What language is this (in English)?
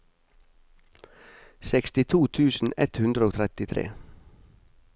Norwegian